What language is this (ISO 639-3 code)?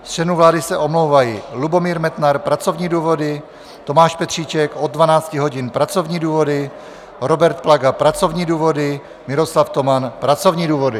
ces